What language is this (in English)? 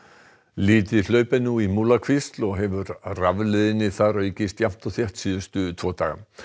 Icelandic